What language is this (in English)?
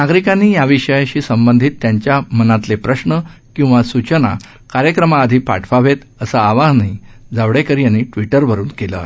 Marathi